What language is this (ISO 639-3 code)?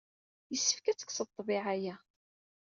kab